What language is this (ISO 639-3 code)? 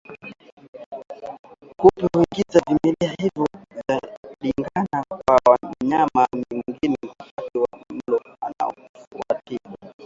swa